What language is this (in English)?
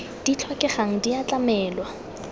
Tswana